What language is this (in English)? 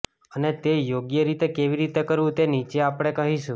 Gujarati